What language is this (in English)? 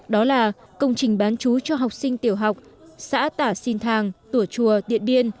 Vietnamese